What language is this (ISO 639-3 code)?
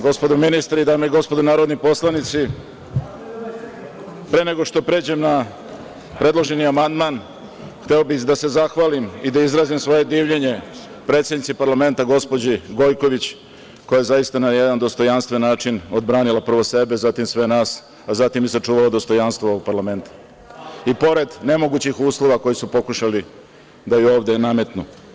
srp